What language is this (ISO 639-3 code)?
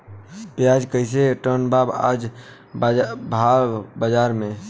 bho